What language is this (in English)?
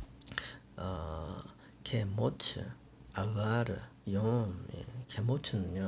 Korean